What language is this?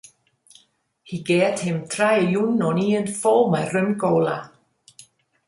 Western Frisian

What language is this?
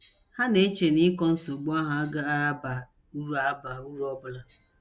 Igbo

